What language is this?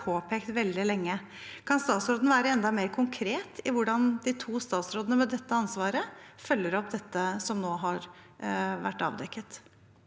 Norwegian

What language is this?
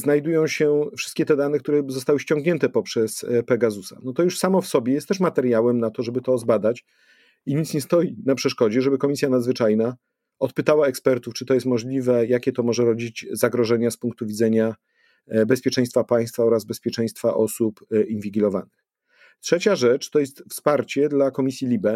Polish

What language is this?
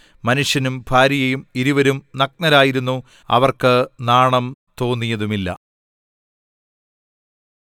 Malayalam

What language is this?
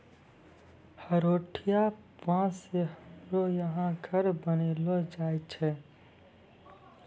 Maithili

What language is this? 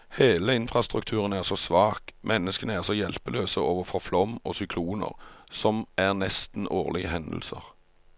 Norwegian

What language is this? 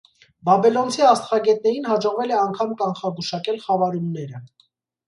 Armenian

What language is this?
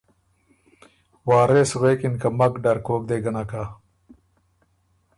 Ormuri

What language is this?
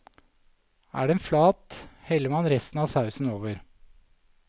Norwegian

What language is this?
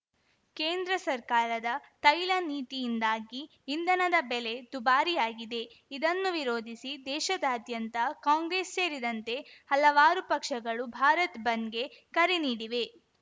Kannada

